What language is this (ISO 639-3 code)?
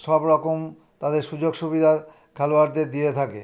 ben